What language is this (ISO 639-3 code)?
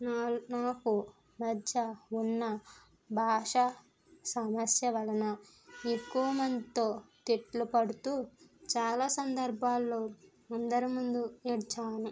tel